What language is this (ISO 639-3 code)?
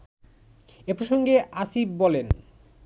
ben